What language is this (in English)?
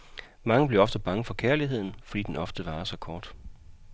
Danish